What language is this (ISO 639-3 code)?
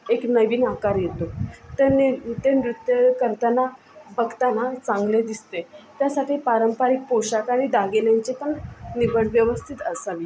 mar